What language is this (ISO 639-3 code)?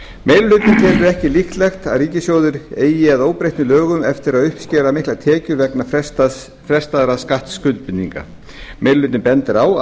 isl